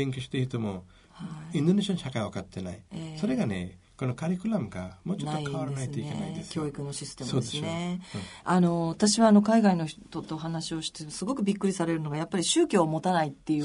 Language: Japanese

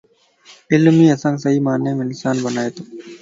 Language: Lasi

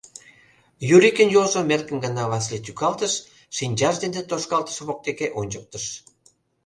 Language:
Mari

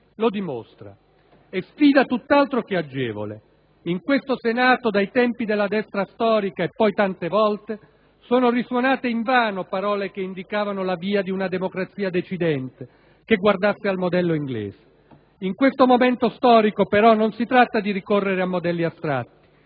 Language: Italian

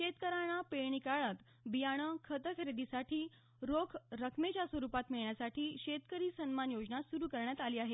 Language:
Marathi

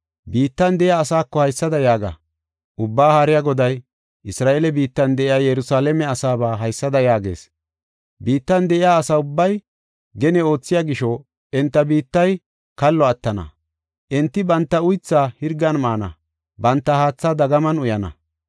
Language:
Gofa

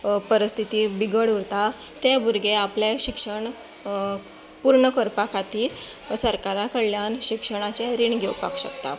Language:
Konkani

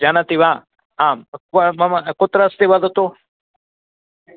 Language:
Sanskrit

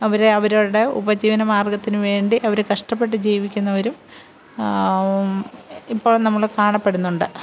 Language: Malayalam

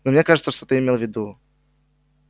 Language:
Russian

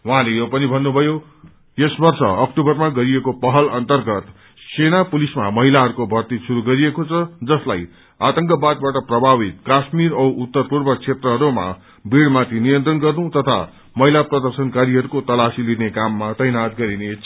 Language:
Nepali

